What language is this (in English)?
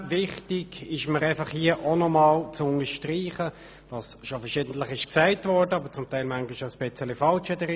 Swiss German